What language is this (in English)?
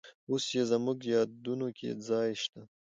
Pashto